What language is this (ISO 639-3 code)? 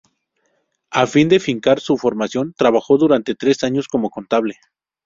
spa